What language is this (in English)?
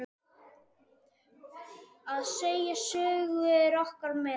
Icelandic